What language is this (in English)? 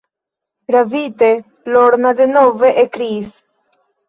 Esperanto